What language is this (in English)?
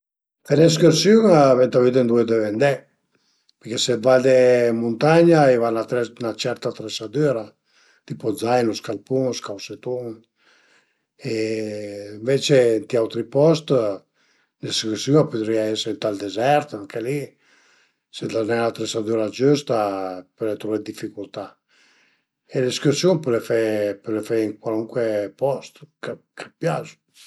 Piedmontese